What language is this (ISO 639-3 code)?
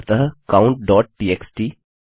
hin